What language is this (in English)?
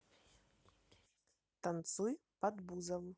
Russian